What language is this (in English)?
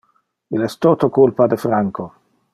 Interlingua